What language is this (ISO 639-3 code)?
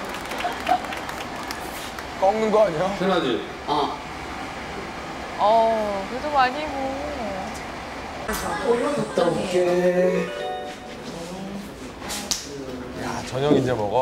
kor